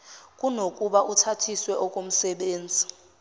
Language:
Zulu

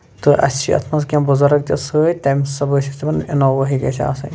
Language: Kashmiri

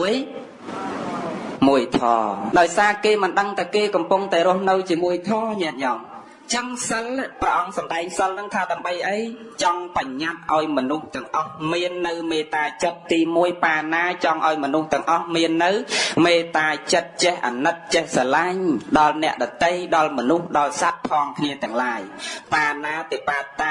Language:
Vietnamese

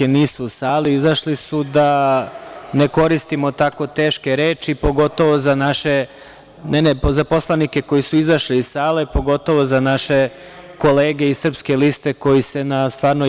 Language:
Serbian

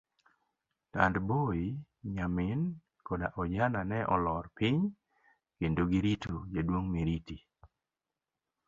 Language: Luo (Kenya and Tanzania)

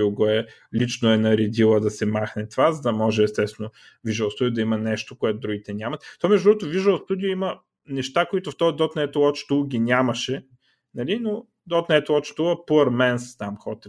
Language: Bulgarian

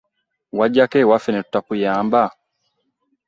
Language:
Ganda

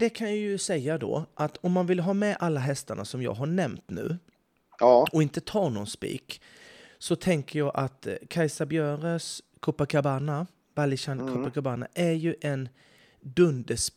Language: Swedish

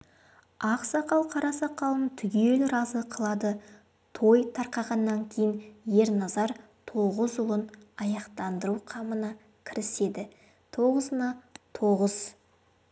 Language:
Kazakh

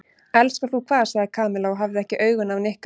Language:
Icelandic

